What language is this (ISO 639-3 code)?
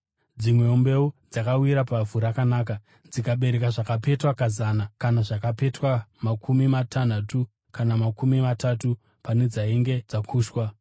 sna